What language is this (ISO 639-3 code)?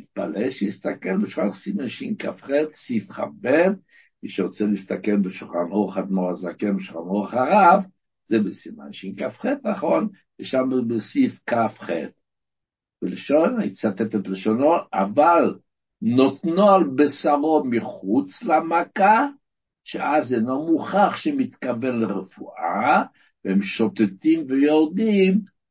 heb